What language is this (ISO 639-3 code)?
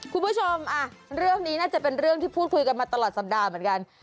tha